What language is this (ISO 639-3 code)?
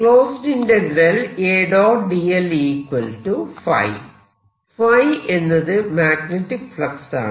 mal